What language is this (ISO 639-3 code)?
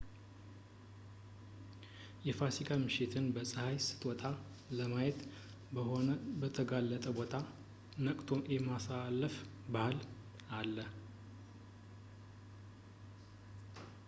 amh